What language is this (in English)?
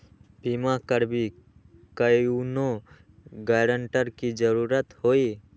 Magahi